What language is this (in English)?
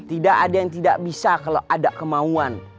Indonesian